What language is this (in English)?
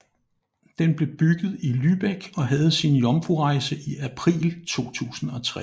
Danish